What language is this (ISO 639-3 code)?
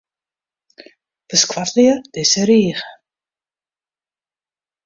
fry